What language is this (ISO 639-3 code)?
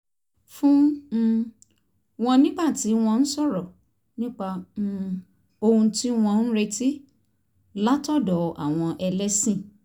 yor